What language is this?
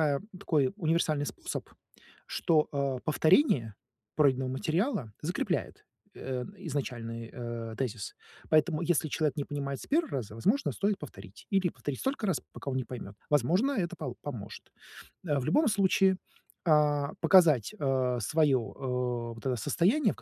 Russian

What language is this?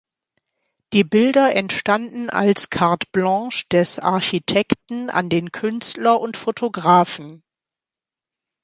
German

